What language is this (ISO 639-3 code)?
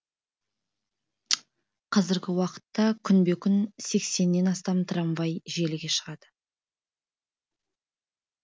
kaz